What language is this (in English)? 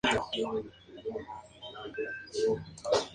Spanish